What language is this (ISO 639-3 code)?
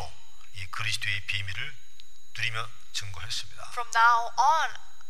kor